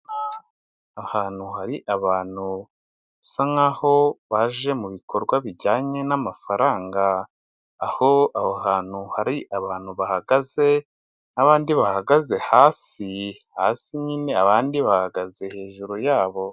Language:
Kinyarwanda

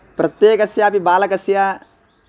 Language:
Sanskrit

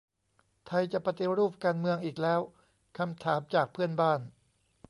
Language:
Thai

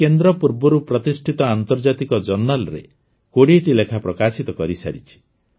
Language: Odia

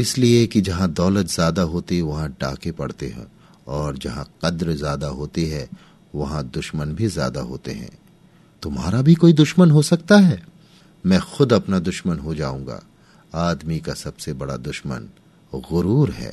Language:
Hindi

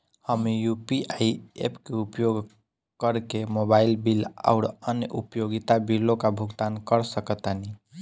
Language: Bhojpuri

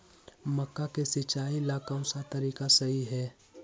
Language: Magahi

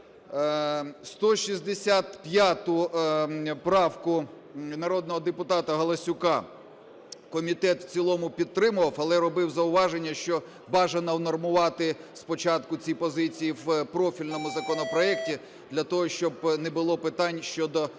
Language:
Ukrainian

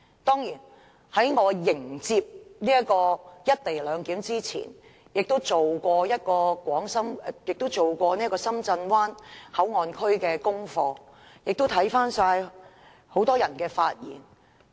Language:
Cantonese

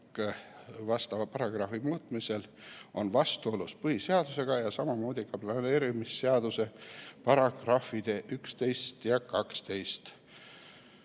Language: Estonian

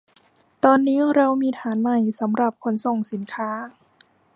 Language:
Thai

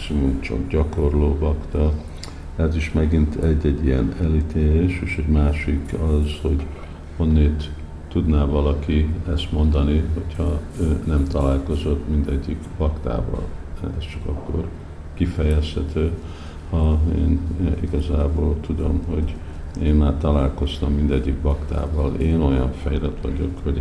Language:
Hungarian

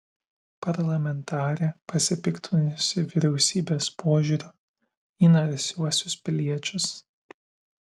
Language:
Lithuanian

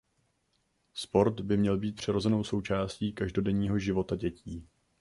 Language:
Czech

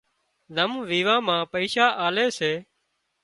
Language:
Wadiyara Koli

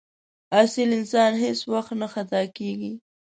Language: Pashto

